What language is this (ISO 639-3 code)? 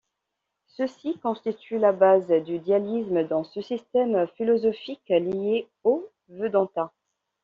fra